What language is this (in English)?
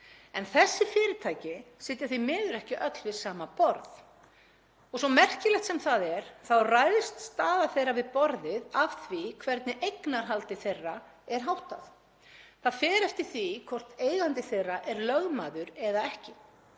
Icelandic